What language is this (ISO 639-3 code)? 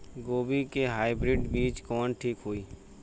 bho